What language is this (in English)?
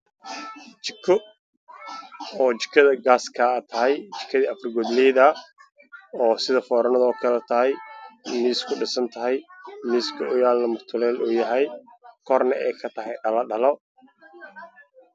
Somali